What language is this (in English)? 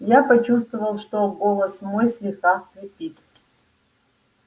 Russian